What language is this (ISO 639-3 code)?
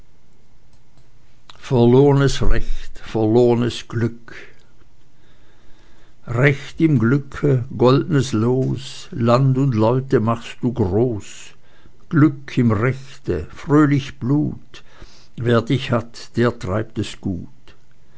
deu